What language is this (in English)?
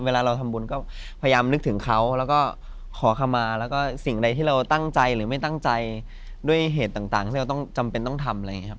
Thai